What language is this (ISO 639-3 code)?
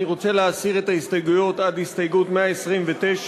heb